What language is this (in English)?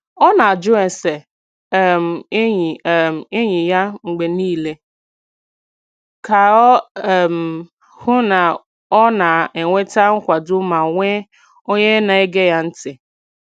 Igbo